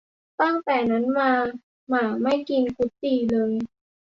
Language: Thai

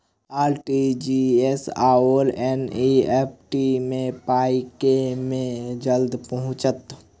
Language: Maithili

